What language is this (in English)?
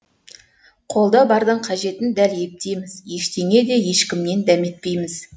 Kazakh